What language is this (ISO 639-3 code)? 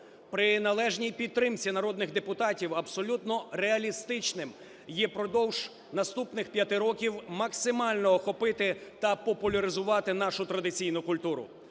ukr